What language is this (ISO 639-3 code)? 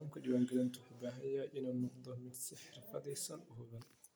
som